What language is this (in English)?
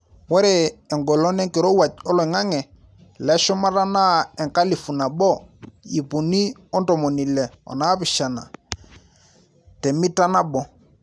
Masai